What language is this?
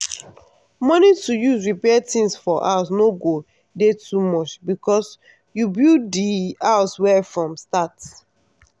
Nigerian Pidgin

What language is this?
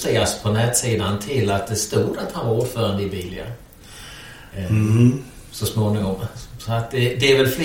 Swedish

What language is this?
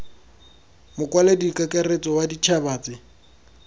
Tswana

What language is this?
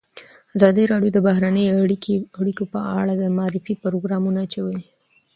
Pashto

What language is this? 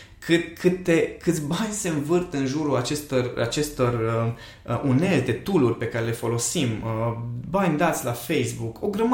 Romanian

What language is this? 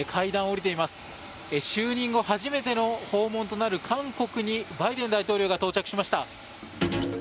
Japanese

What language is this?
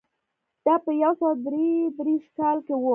Pashto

